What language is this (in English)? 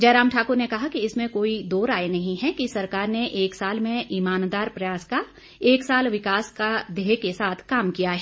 Hindi